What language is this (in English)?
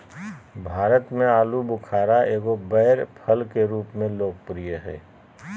Magahi